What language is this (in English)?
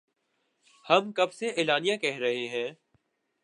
Urdu